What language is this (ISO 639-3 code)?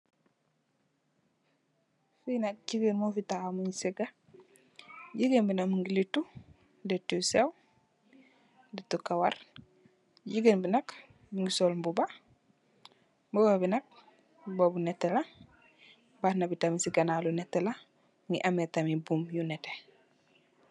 wol